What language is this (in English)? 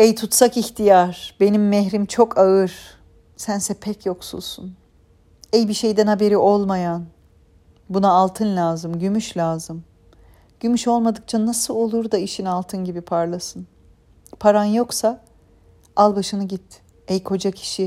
Turkish